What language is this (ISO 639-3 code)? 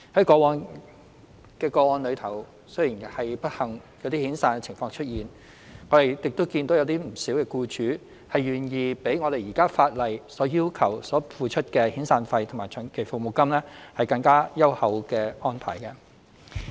yue